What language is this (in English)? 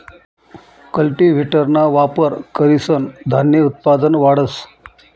Marathi